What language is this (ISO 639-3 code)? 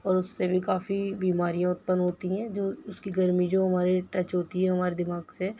urd